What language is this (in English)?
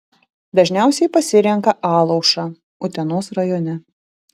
Lithuanian